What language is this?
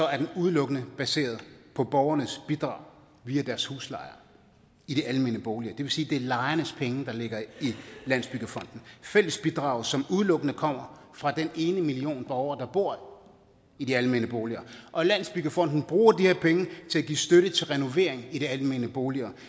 Danish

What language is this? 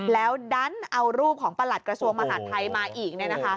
Thai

